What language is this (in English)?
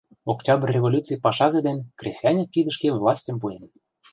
Mari